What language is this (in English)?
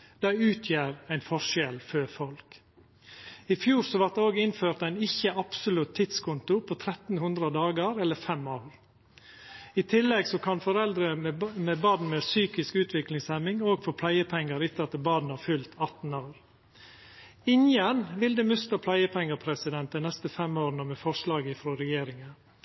Norwegian Nynorsk